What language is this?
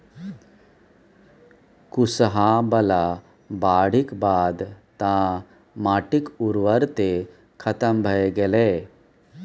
Maithili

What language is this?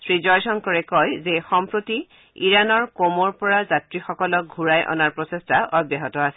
Assamese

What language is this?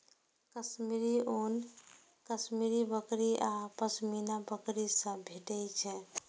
Maithili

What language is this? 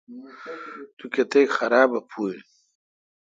Kalkoti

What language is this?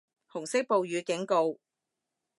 Cantonese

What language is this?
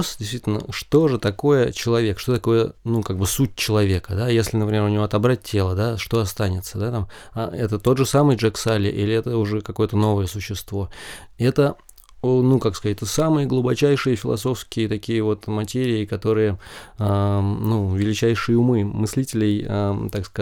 Russian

